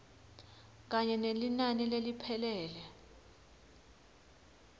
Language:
Swati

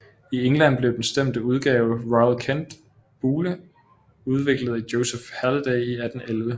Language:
Danish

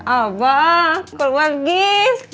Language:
Indonesian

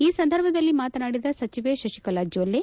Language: Kannada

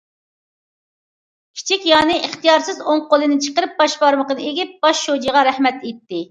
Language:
Uyghur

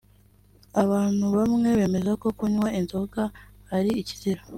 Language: Kinyarwanda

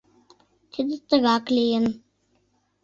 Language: Mari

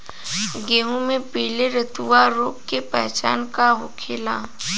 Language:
Bhojpuri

